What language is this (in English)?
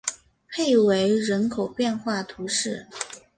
Chinese